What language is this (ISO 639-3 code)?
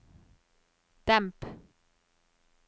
nor